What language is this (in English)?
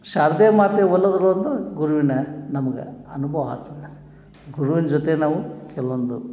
Kannada